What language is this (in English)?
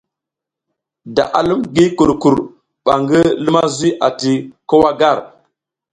South Giziga